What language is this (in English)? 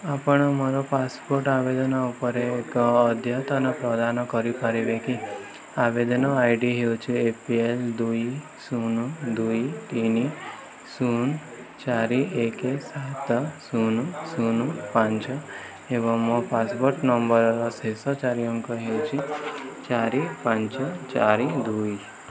Odia